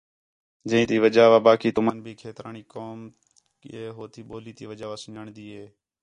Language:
Khetrani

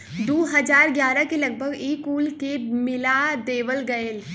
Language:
Bhojpuri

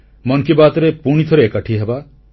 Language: Odia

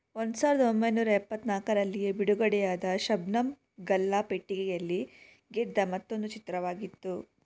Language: Kannada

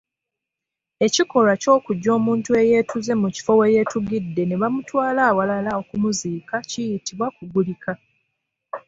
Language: Ganda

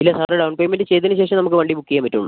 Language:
Malayalam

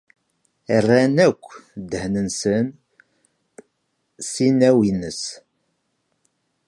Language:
Kabyle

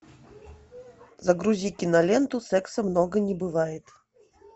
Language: Russian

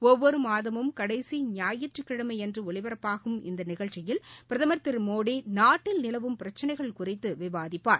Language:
Tamil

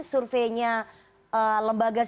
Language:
Indonesian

